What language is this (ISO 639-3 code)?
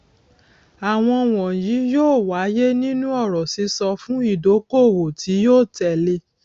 yor